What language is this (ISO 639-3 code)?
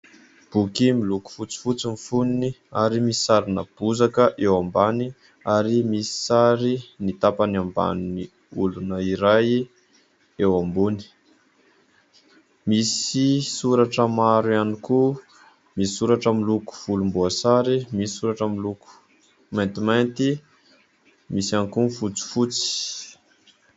mlg